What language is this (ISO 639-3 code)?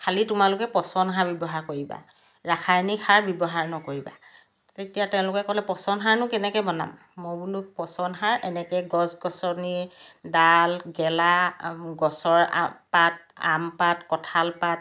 asm